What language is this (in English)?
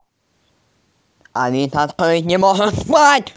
Russian